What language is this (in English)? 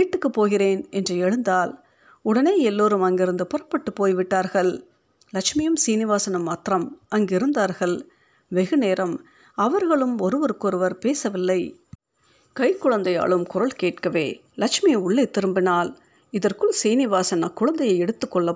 Tamil